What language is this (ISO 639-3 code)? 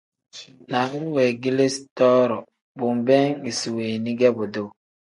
kdh